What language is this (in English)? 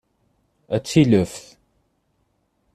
Kabyle